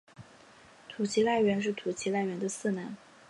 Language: Chinese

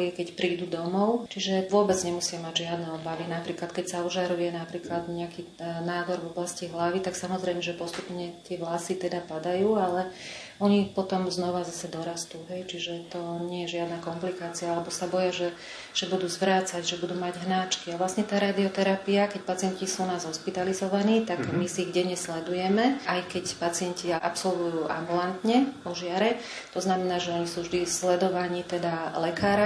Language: Slovak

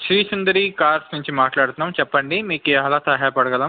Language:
Telugu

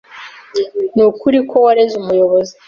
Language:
Kinyarwanda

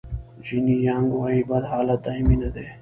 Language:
Pashto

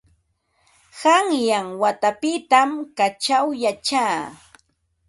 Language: Ambo-Pasco Quechua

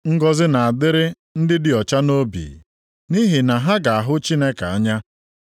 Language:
Igbo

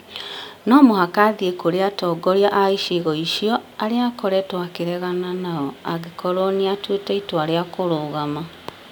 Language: Kikuyu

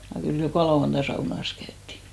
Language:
Finnish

